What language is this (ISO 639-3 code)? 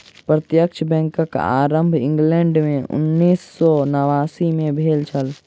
mai